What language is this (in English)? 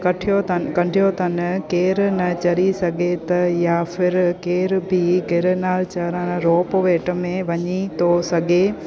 Sindhi